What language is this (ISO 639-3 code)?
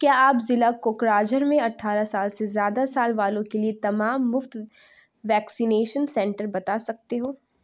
urd